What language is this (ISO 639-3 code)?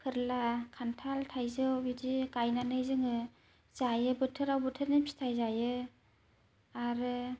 brx